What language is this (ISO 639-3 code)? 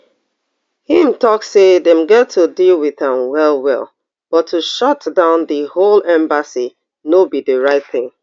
pcm